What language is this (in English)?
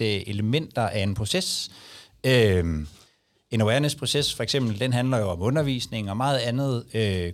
Danish